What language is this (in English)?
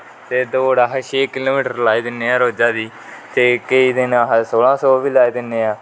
Dogri